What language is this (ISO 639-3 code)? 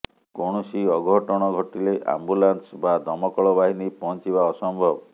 ori